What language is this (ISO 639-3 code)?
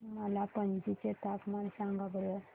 mar